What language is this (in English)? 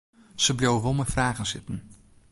Western Frisian